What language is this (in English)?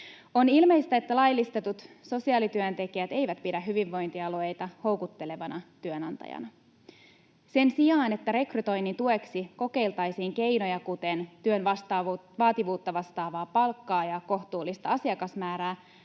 Finnish